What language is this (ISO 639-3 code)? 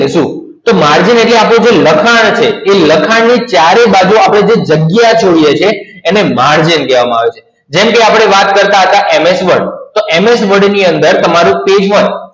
guj